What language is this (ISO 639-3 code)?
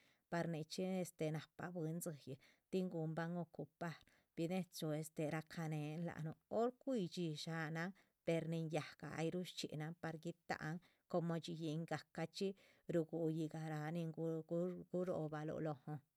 zpv